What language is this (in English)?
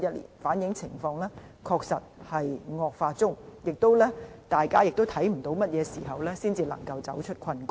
Cantonese